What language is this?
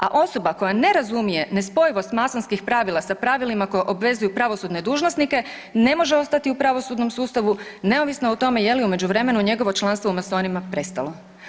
Croatian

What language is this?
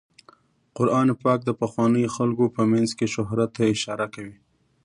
Pashto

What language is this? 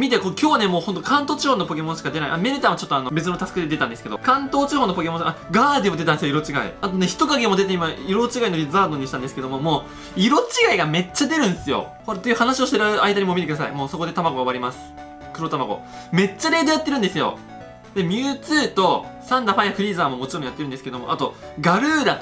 Japanese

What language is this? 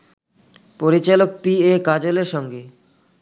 Bangla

